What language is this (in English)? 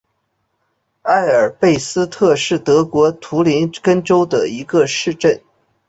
Chinese